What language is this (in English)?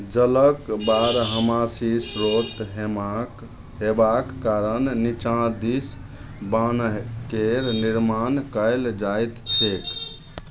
Maithili